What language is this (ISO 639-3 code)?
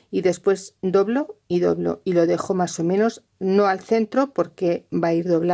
spa